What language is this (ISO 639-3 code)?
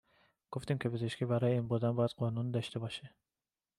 fas